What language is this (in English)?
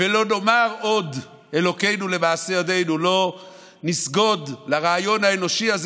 Hebrew